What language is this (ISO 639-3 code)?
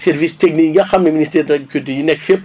wol